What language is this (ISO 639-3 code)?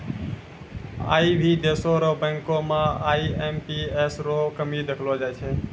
mai